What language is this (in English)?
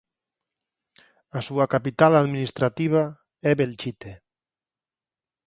Galician